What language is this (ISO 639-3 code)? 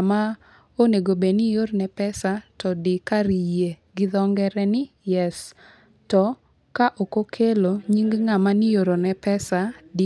luo